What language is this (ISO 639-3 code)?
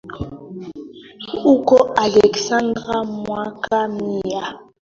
swa